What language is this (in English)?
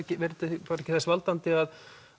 Icelandic